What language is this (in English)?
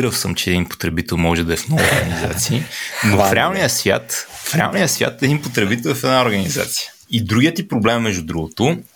Bulgarian